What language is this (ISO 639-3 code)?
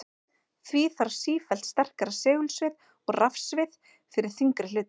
isl